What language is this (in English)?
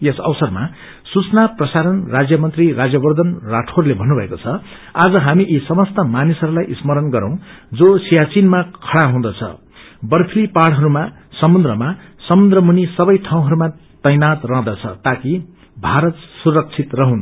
Nepali